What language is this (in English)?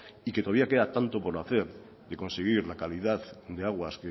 Spanish